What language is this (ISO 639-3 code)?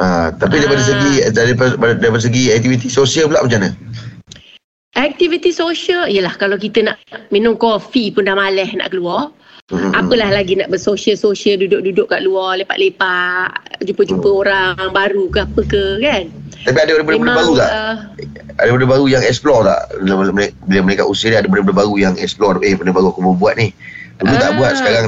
msa